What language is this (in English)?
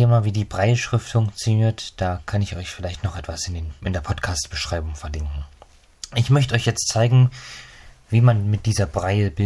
German